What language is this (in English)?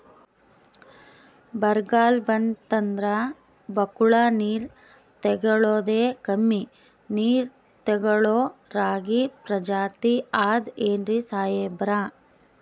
Kannada